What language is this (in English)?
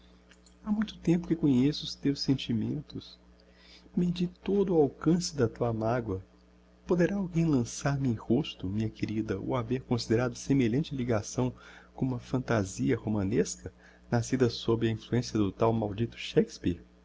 Portuguese